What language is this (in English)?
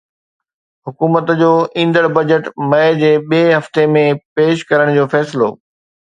Sindhi